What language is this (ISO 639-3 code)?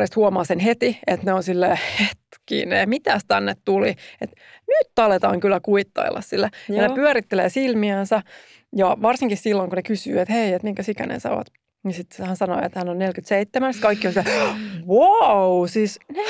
fin